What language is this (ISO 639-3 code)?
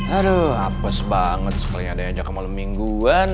ind